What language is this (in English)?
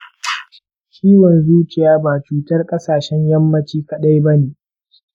Hausa